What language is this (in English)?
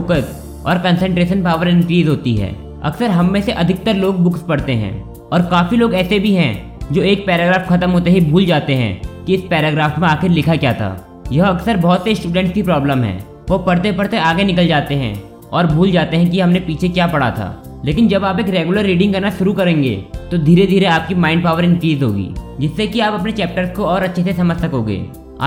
Hindi